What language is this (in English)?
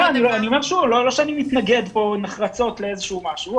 Hebrew